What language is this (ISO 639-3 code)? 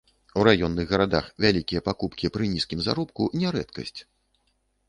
bel